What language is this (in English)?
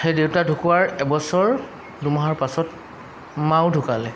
Assamese